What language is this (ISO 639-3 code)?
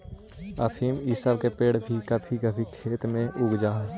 mag